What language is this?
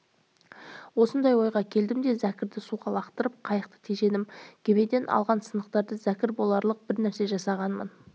Kazakh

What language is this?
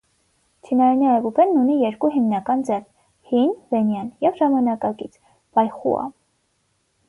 Armenian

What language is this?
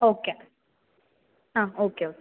Malayalam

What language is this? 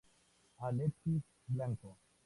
Spanish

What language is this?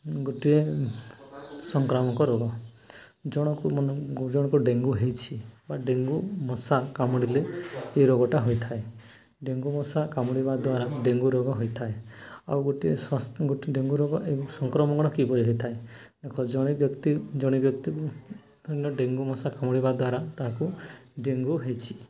Odia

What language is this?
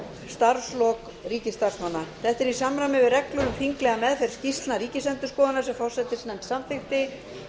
Icelandic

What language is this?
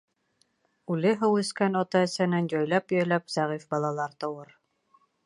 Bashkir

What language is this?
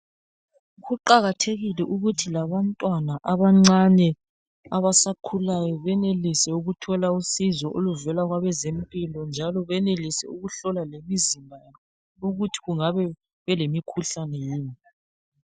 North Ndebele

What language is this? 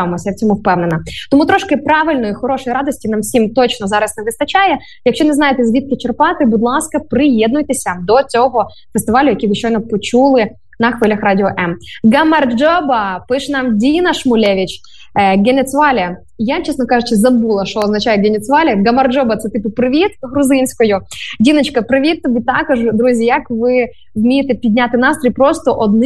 Ukrainian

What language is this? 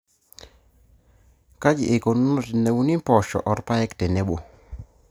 Masai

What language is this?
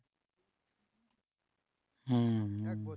Bangla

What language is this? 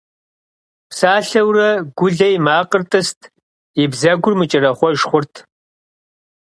Kabardian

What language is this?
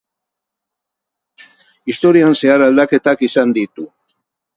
Basque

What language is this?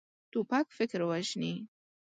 Pashto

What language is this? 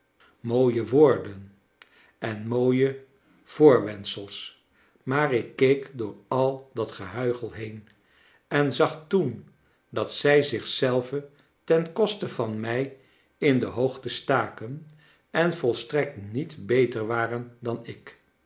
Dutch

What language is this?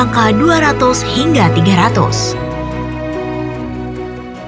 Indonesian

